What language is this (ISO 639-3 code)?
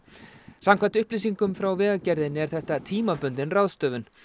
isl